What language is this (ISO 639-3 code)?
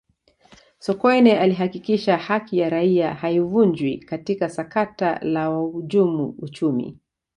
swa